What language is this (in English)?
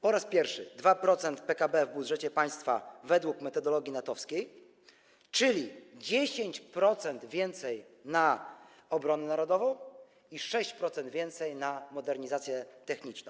Polish